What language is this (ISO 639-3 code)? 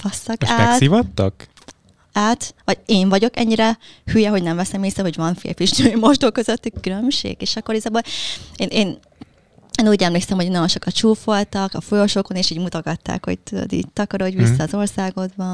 hun